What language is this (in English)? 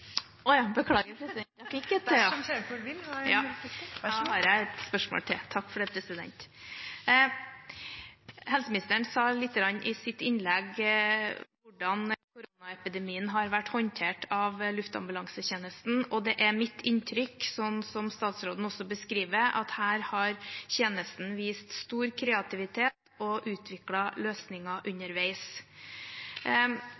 Norwegian Bokmål